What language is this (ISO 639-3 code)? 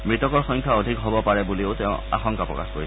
asm